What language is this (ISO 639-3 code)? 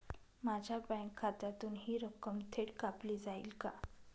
mar